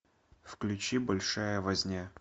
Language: Russian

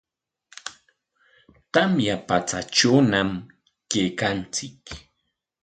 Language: Corongo Ancash Quechua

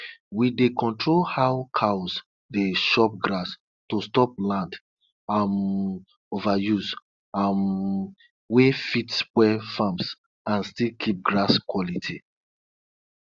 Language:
Nigerian Pidgin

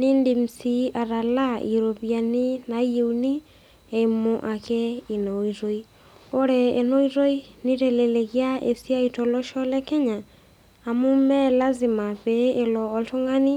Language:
Masai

